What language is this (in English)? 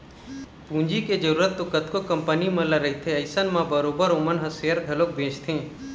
Chhattisgarhi